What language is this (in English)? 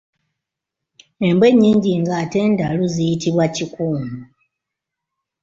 Ganda